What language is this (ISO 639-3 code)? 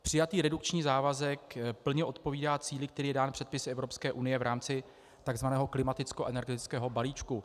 ces